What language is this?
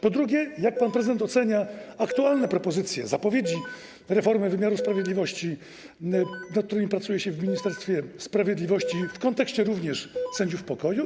Polish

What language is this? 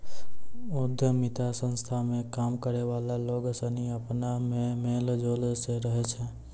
Maithili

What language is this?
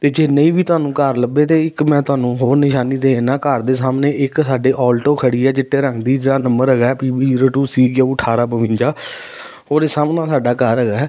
Punjabi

